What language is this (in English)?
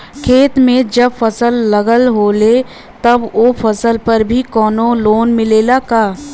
Bhojpuri